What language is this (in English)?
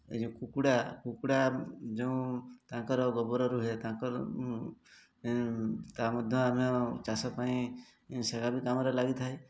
Odia